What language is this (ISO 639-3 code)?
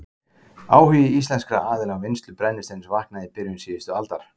isl